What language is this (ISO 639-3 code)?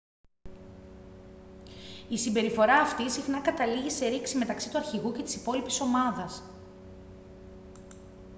ell